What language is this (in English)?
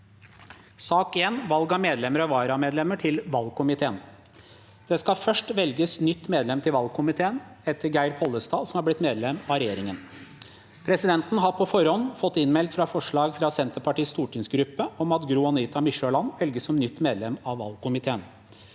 Norwegian